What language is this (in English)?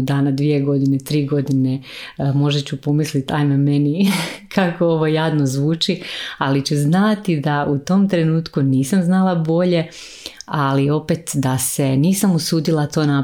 Croatian